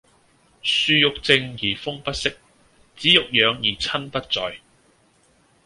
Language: Cantonese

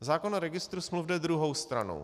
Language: Czech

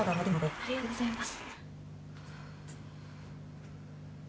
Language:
Japanese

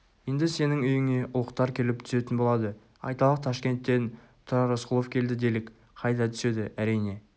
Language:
Kazakh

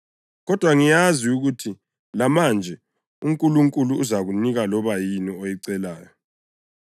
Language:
North Ndebele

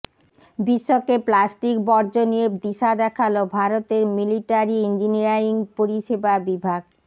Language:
Bangla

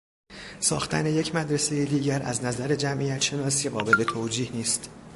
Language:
Persian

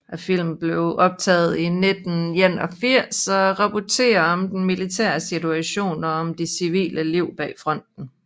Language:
Danish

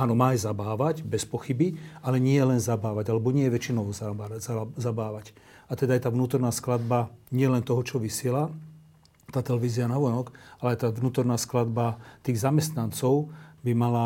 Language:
Slovak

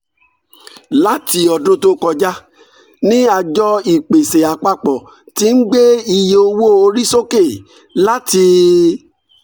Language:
Yoruba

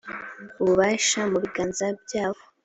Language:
Kinyarwanda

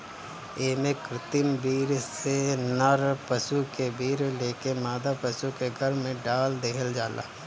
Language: Bhojpuri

